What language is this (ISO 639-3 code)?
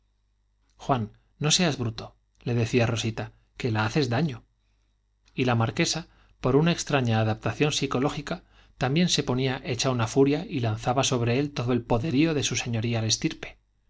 spa